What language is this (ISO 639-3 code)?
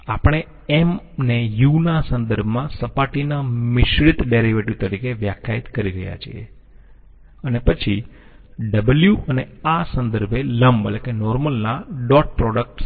guj